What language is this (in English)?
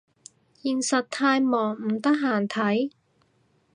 Cantonese